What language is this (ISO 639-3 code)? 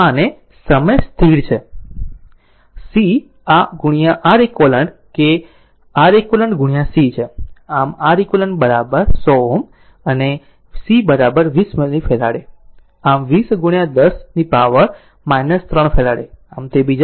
guj